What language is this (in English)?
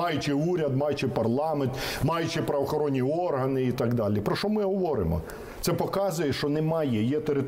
Russian